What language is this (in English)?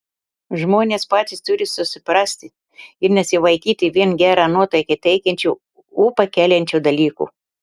Lithuanian